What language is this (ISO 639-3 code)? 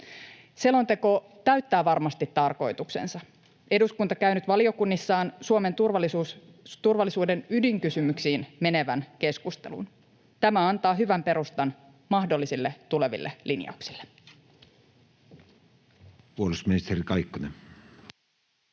fin